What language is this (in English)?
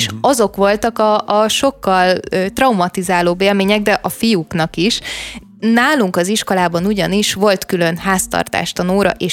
Hungarian